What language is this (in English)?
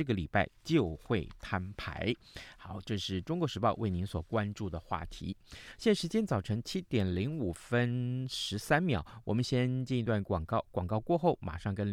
Chinese